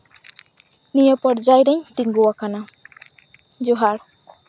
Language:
Santali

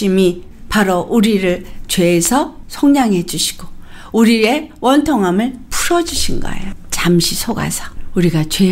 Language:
Korean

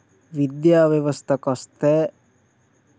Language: Telugu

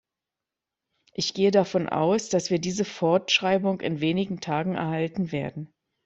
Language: German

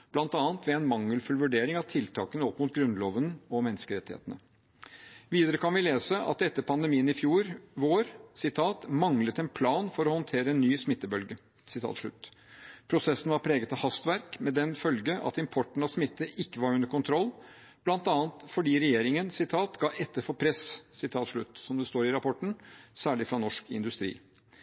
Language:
Norwegian Bokmål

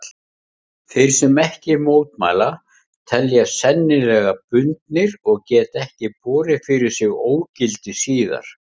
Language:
Icelandic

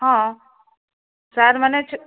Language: Odia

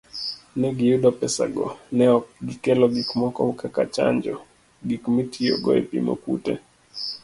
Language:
Luo (Kenya and Tanzania)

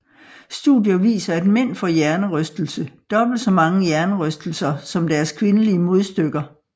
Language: Danish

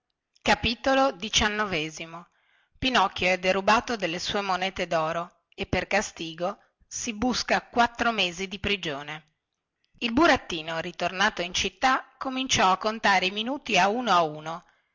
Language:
Italian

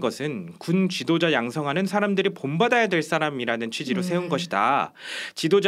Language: Korean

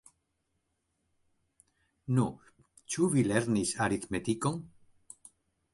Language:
Esperanto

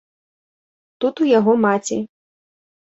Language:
Belarusian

